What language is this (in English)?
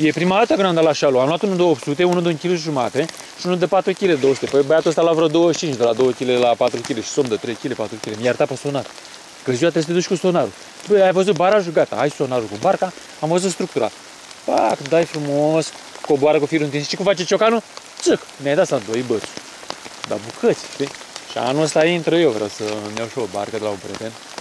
Romanian